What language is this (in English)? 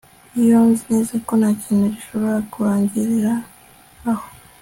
Kinyarwanda